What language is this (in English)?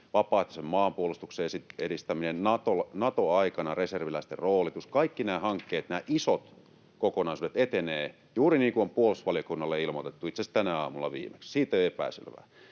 Finnish